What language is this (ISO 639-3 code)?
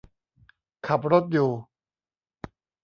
tha